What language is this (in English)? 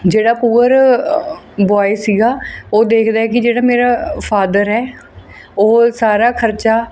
Punjabi